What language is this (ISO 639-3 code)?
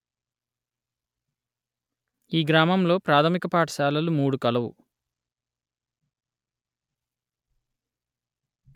tel